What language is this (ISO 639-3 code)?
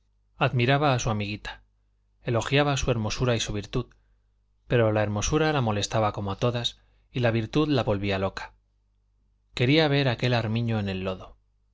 spa